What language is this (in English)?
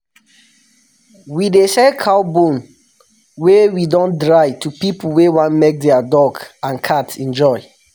Nigerian Pidgin